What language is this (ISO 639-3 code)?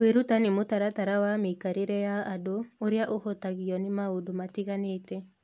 kik